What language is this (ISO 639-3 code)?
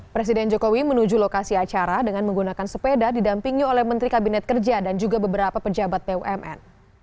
ind